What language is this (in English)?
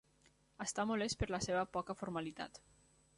Catalan